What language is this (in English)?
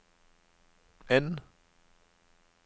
Norwegian